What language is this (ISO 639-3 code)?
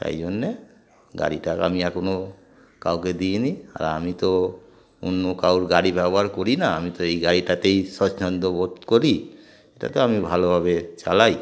ben